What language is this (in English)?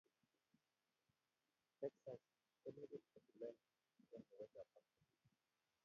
Kalenjin